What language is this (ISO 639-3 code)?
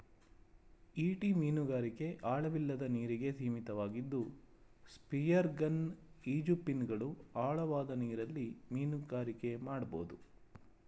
kan